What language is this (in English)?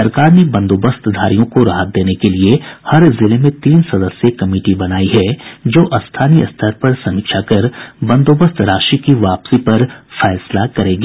Hindi